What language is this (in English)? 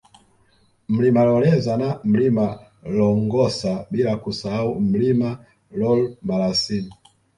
Swahili